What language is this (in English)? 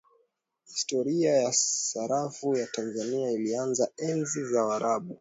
Swahili